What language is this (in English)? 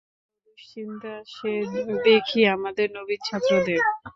Bangla